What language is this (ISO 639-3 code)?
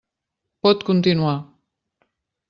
cat